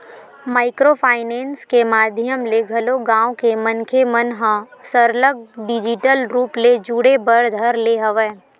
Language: Chhattisgarhi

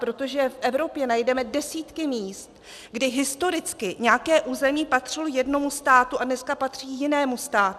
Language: Czech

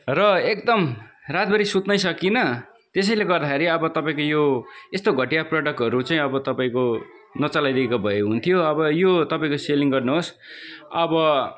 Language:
Nepali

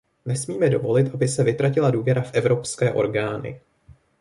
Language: Czech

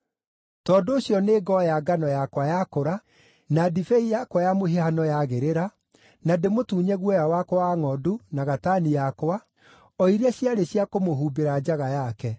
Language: Kikuyu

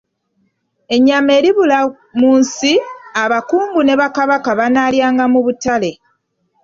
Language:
Ganda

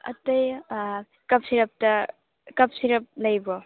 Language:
Manipuri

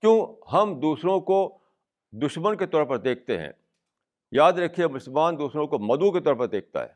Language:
Urdu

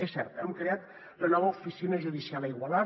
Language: Catalan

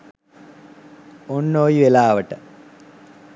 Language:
Sinhala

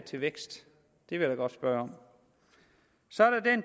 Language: Danish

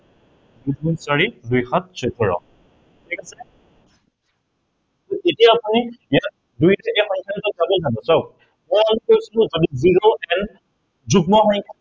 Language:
Assamese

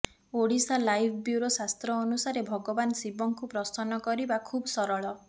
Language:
Odia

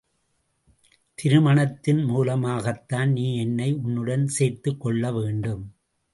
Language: Tamil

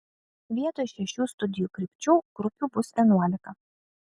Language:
Lithuanian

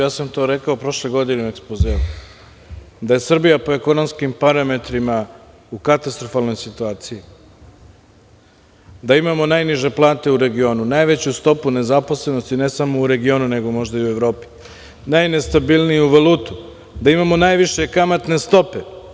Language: Serbian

